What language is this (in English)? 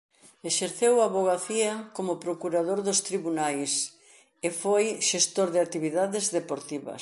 Galician